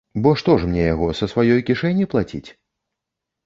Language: Belarusian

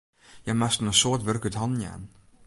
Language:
Western Frisian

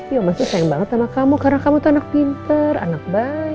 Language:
Indonesian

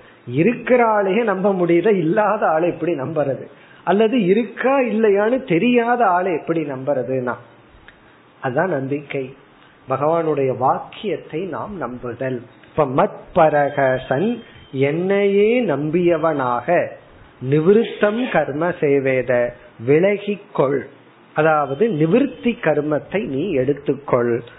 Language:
Tamil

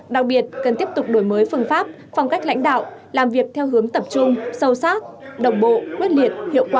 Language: Vietnamese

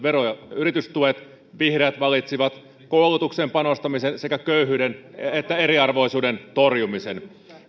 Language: Finnish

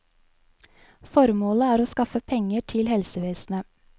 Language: Norwegian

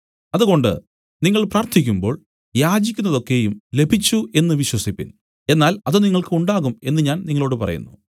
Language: Malayalam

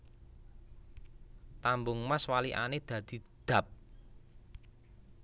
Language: Javanese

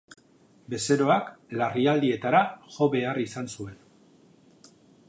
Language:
Basque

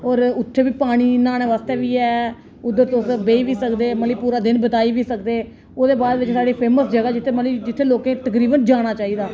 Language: Dogri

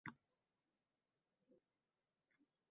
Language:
Uzbek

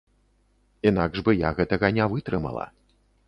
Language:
Belarusian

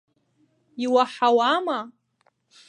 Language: Abkhazian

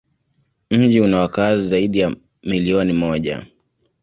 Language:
Swahili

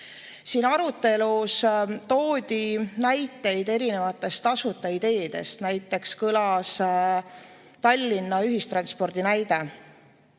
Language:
Estonian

